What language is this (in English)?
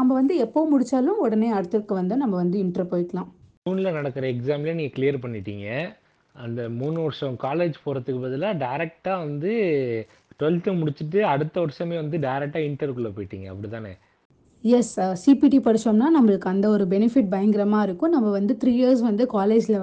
Tamil